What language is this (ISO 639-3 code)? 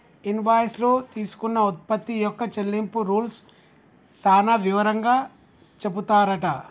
tel